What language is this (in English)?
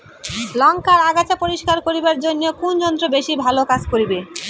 Bangla